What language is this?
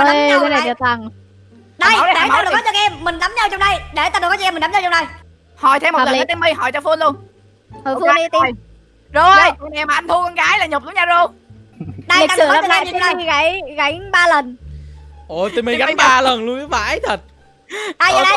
Vietnamese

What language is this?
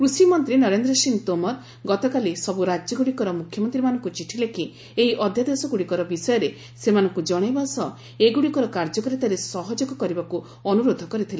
Odia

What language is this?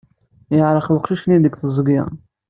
Kabyle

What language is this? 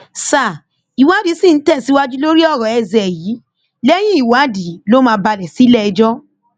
Yoruba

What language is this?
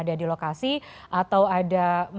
Indonesian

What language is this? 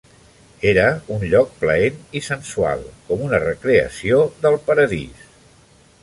Catalan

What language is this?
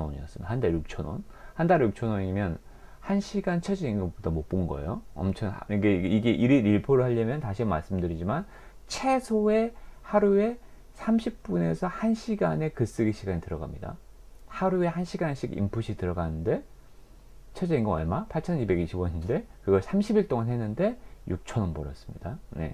Korean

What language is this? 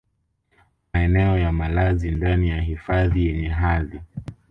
Swahili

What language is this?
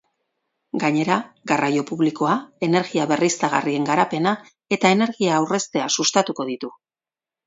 Basque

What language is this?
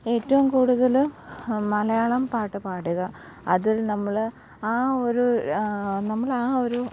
Malayalam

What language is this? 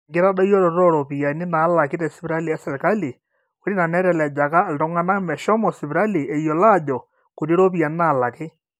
Masai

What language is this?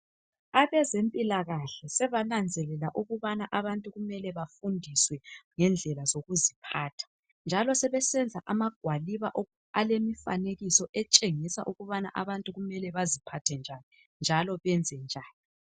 North Ndebele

